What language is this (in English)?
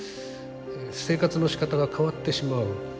Japanese